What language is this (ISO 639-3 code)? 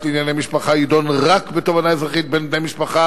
heb